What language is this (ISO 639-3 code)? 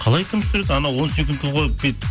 kaz